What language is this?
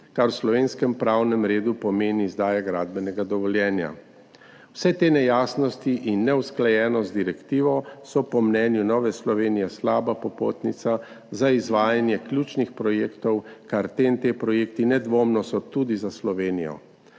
Slovenian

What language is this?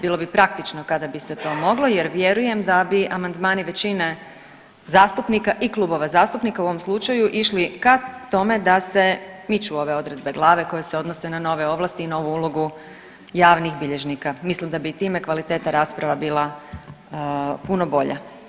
Croatian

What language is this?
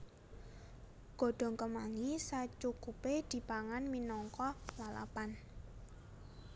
Javanese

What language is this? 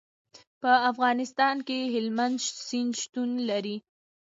Pashto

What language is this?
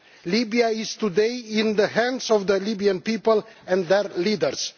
English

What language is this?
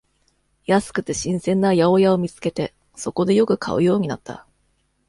Japanese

